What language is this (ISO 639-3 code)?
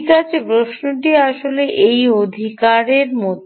ben